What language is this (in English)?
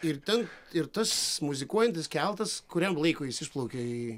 Lithuanian